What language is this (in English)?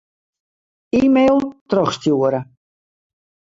Western Frisian